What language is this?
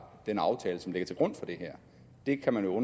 Danish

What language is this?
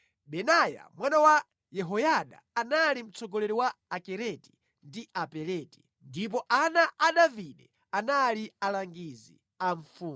Nyanja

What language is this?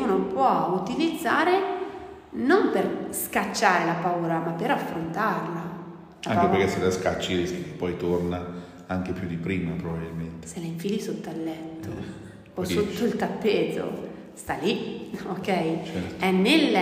Italian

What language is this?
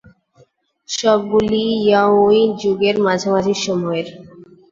Bangla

